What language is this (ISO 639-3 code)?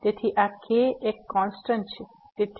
guj